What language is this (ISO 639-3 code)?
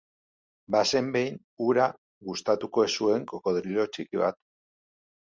eus